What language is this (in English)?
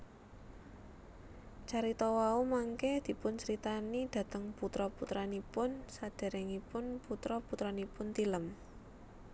Javanese